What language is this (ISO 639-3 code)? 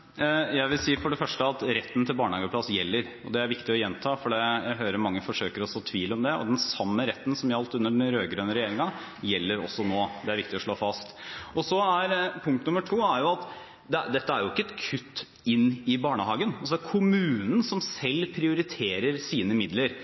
nob